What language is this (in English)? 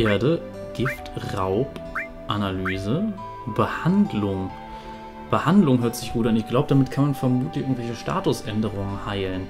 German